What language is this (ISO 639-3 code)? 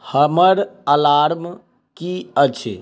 mai